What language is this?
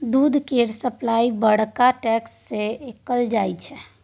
Maithili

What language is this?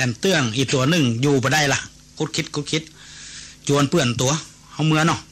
Thai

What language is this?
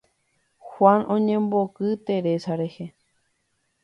Guarani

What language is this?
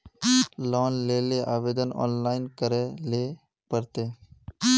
Magahi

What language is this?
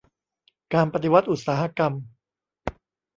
Thai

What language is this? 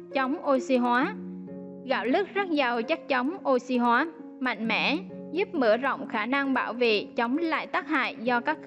Vietnamese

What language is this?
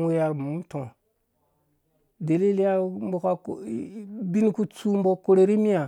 Dũya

